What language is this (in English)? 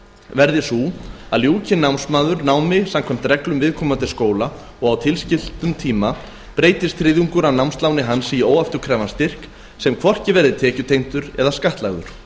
Icelandic